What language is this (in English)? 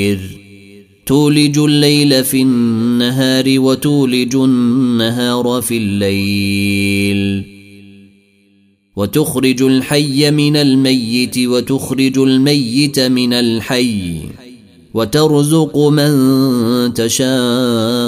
Arabic